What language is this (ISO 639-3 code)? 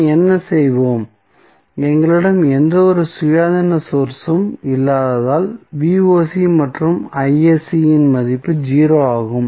tam